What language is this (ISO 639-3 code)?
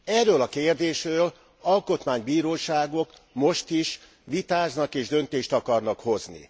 hun